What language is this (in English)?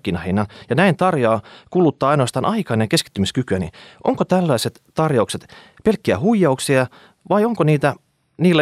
Finnish